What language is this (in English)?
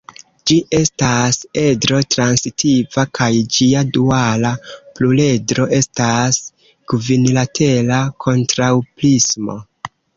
Esperanto